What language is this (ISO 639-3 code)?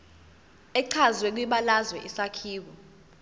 zul